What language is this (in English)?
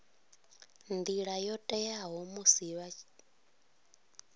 Venda